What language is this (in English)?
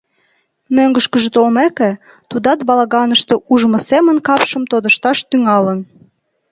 Mari